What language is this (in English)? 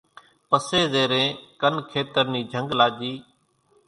Kachi Koli